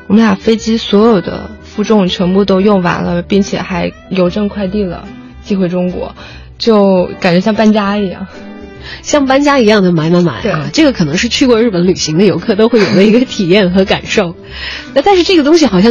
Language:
Chinese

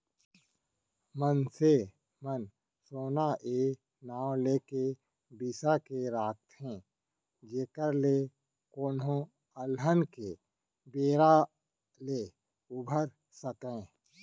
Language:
Chhattisgarhi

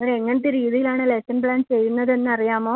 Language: Malayalam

